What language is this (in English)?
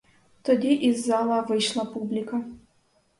Ukrainian